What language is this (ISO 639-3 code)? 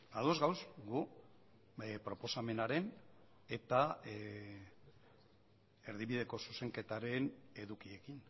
eus